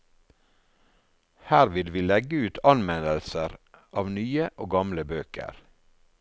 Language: Norwegian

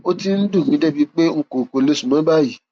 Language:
Yoruba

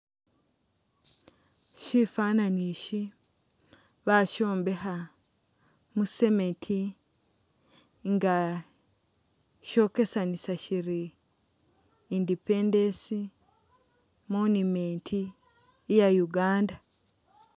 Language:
Masaaba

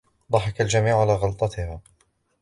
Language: Arabic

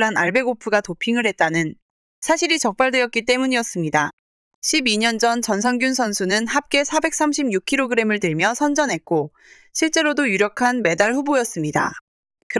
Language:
Korean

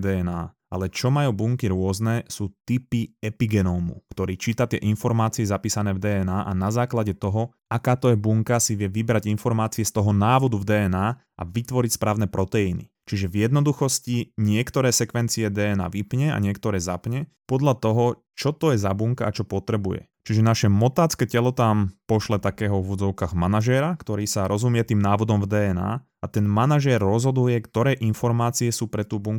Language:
Slovak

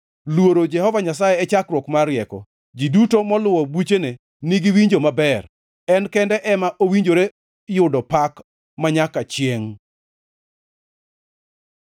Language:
Luo (Kenya and Tanzania)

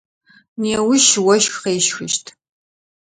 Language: Adyghe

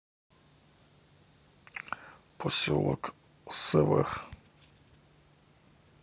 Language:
Russian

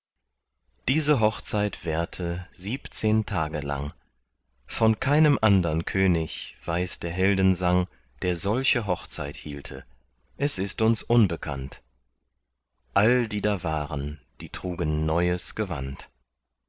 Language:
German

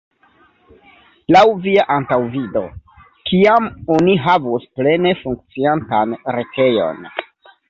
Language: Esperanto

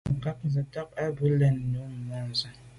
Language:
Medumba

